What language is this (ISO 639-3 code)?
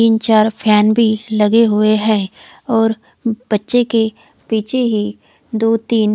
hin